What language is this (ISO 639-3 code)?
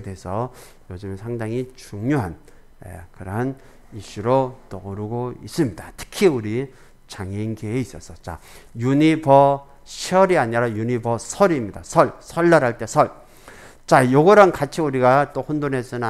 kor